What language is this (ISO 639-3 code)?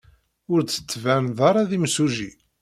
kab